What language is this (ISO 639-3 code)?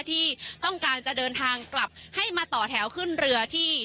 tha